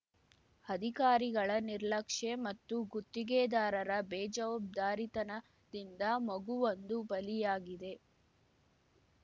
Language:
Kannada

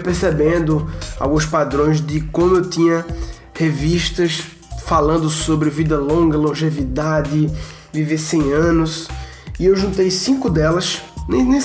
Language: Portuguese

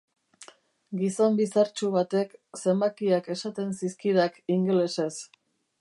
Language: Basque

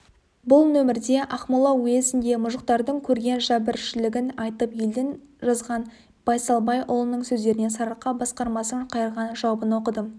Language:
Kazakh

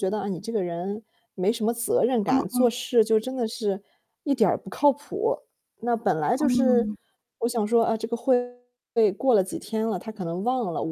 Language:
Chinese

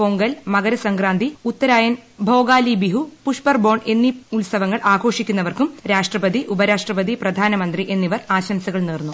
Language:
Malayalam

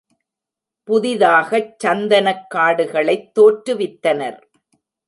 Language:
Tamil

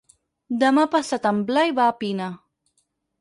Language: Catalan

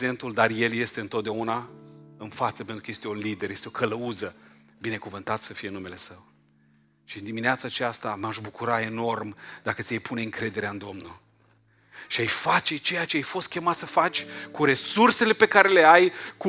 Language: Romanian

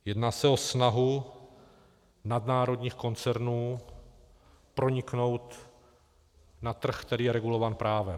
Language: Czech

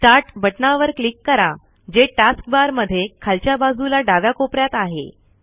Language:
Marathi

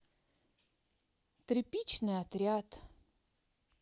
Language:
Russian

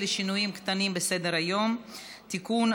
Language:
Hebrew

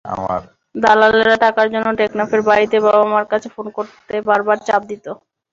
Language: Bangla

